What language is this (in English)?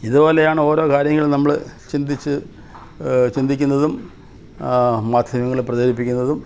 Malayalam